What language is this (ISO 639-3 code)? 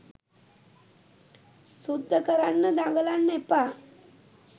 sin